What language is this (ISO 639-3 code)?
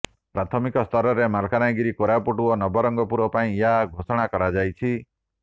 ori